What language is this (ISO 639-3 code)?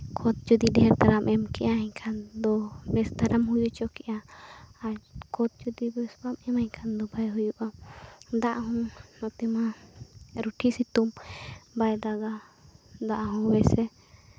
sat